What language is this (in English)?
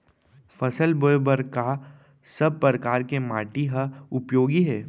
Chhattisgarhi